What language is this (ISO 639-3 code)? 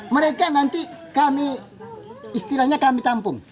ind